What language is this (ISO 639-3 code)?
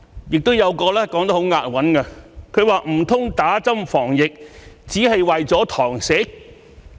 yue